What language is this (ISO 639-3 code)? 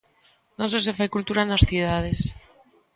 glg